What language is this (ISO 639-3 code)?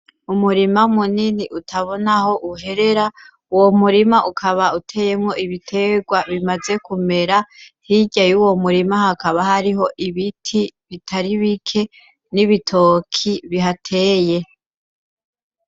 run